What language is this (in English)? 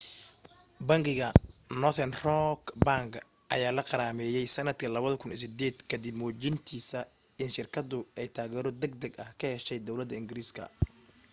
Somali